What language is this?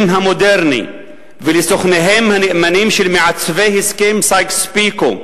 Hebrew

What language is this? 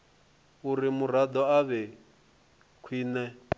Venda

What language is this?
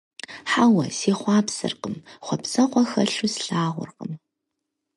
Kabardian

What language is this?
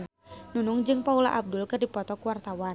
Sundanese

